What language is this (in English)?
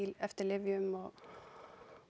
Icelandic